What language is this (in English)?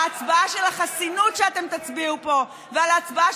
Hebrew